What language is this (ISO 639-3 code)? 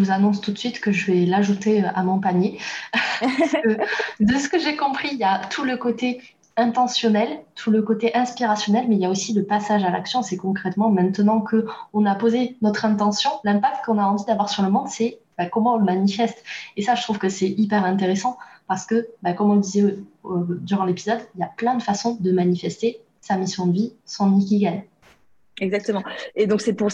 fra